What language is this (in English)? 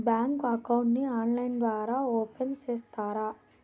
Telugu